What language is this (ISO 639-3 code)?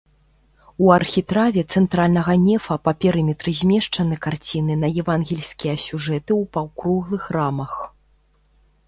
bel